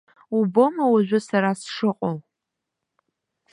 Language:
Abkhazian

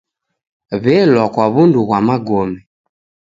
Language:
Taita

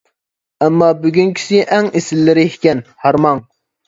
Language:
Uyghur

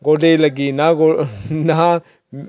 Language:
Dogri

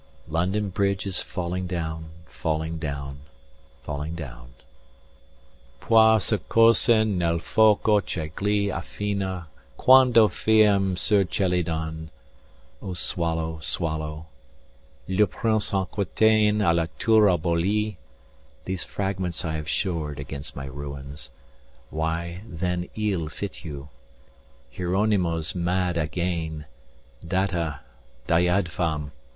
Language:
English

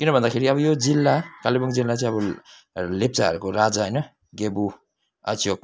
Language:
Nepali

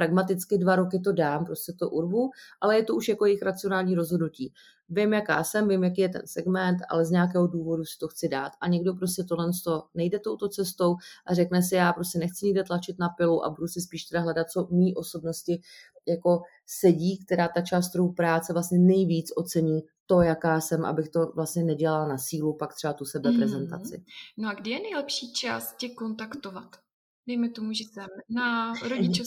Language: Czech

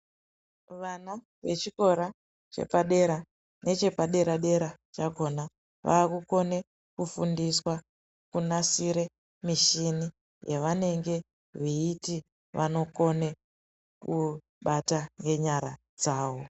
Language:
Ndau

